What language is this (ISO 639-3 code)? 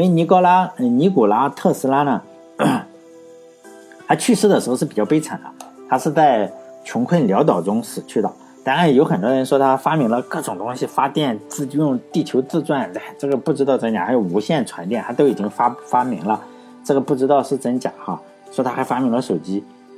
zho